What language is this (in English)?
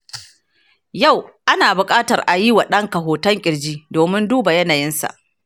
Hausa